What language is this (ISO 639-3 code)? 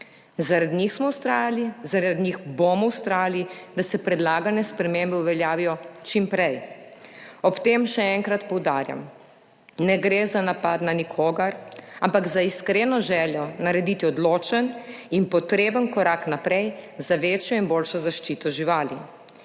slv